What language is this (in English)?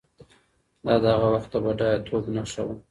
Pashto